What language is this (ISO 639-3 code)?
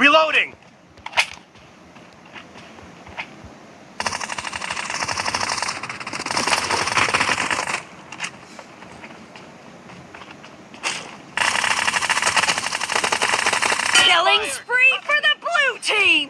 eng